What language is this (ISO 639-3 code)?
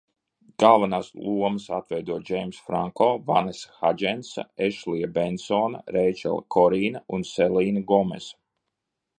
lav